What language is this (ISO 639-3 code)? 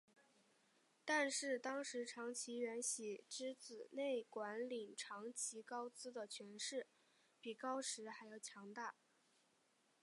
zho